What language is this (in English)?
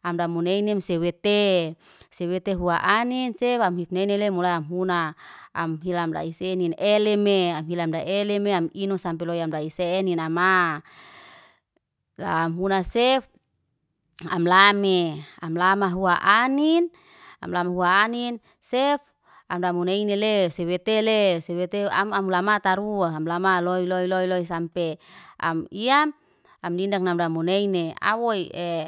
Liana-Seti